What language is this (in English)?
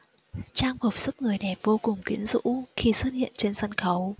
Vietnamese